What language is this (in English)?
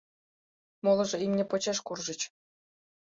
Mari